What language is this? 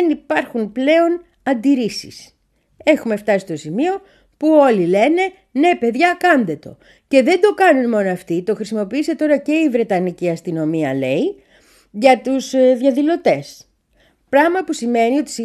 Greek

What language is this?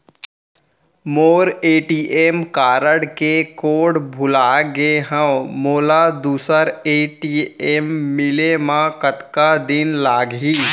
Chhattisgarhi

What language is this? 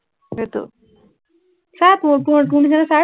Assamese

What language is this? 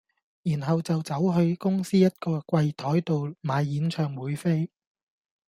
Cantonese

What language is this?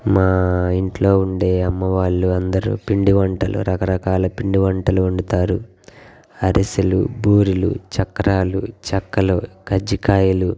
Telugu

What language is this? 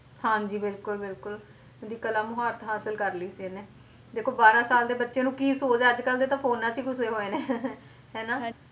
Punjabi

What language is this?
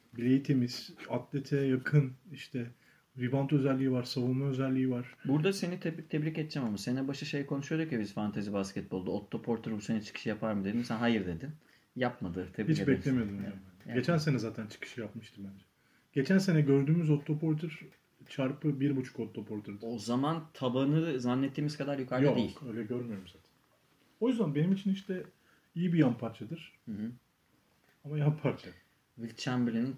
Turkish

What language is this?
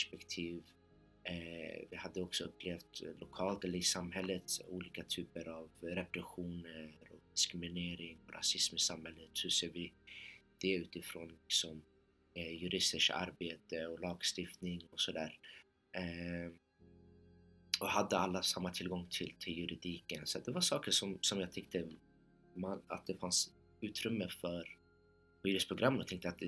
Swedish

